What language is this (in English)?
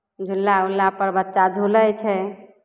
Maithili